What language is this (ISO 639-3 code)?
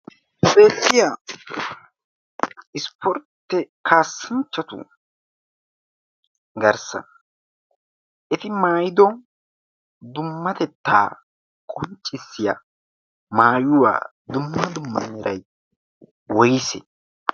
wal